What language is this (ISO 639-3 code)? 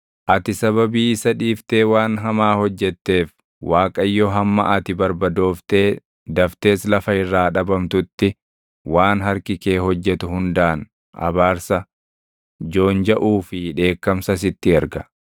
orm